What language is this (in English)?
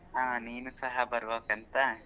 Kannada